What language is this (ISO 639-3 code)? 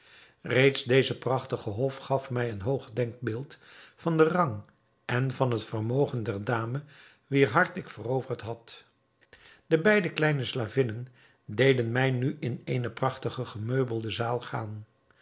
nld